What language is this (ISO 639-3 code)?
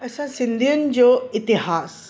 snd